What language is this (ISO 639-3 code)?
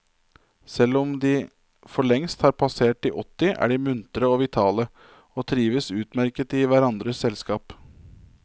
nor